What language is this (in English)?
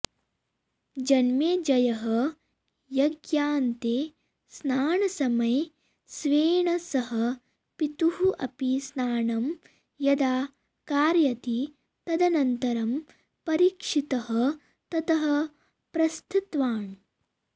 Sanskrit